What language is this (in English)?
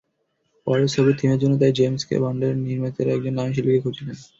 Bangla